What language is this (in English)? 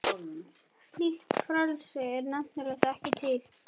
Icelandic